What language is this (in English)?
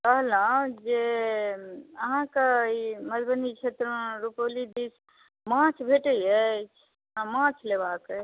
Maithili